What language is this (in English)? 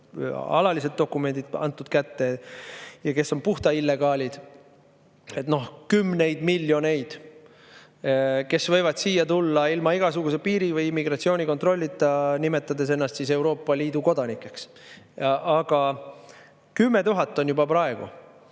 Estonian